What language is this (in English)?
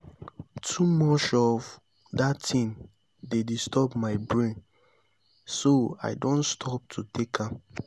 Nigerian Pidgin